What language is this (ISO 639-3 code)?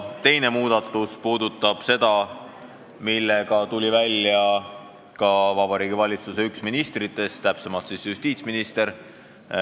est